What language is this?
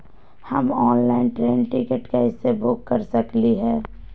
Magahi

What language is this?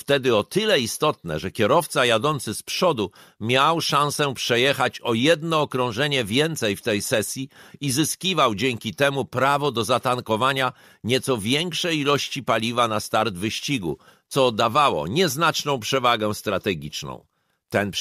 Polish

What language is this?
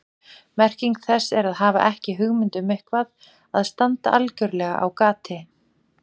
Icelandic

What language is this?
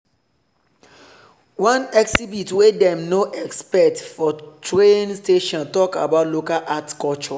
Nigerian Pidgin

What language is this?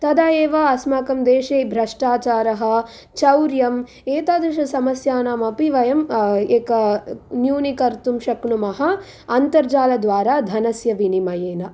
Sanskrit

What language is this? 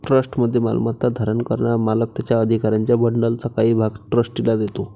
Marathi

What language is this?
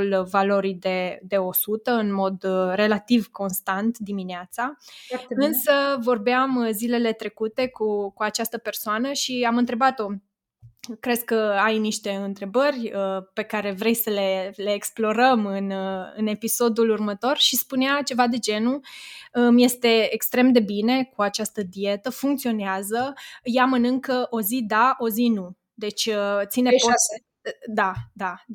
Romanian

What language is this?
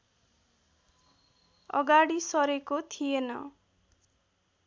Nepali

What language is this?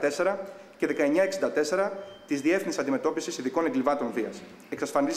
Greek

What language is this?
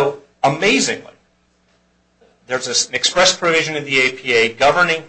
English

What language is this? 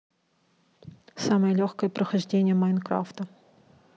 Russian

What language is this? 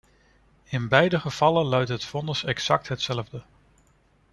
Dutch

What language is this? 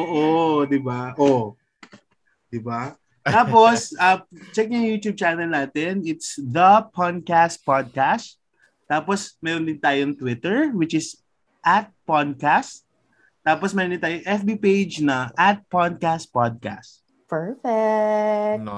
Filipino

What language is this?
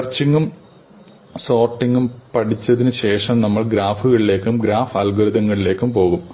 Malayalam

